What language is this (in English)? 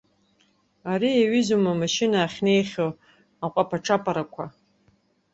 Abkhazian